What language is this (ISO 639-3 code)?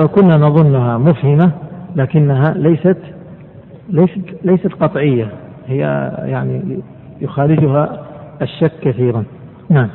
ara